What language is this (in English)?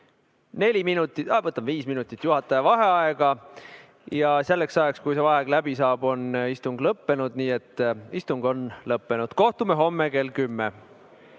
Estonian